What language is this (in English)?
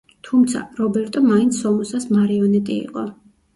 Georgian